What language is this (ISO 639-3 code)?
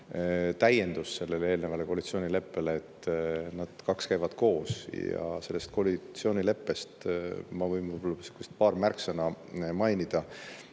est